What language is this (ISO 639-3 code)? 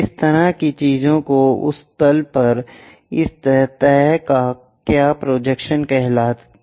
hin